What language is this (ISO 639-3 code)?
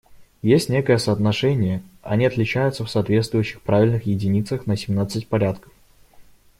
rus